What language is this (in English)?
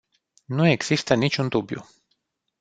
Romanian